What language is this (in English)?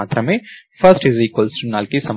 Telugu